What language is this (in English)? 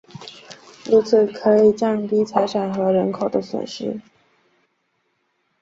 Chinese